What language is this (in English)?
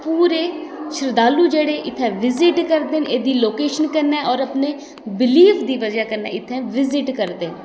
Dogri